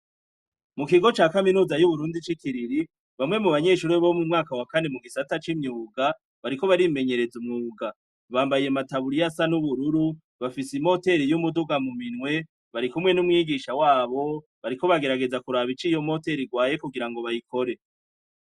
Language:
Rundi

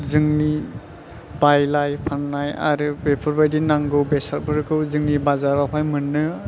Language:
Bodo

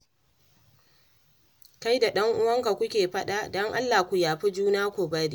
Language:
Hausa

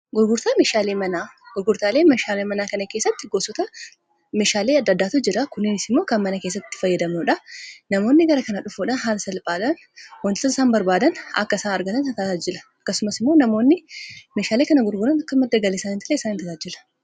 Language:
Oromo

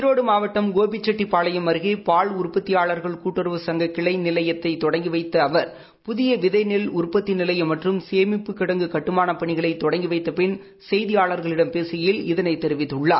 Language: Tamil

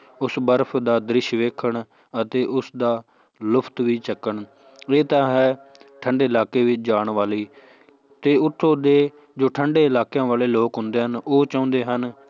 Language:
Punjabi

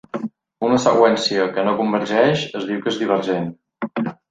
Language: Catalan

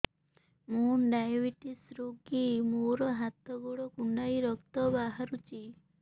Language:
Odia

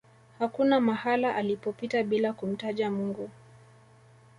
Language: Swahili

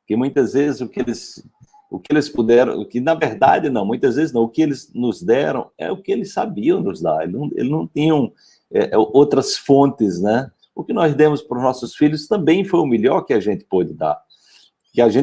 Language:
Portuguese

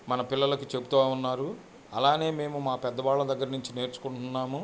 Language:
Telugu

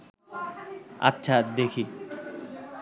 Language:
Bangla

